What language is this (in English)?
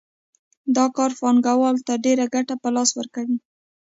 Pashto